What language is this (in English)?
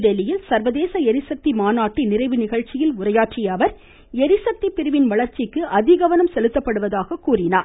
Tamil